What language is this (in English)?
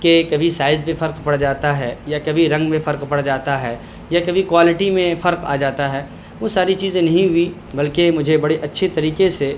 Urdu